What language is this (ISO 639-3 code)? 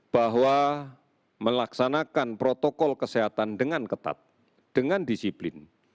ind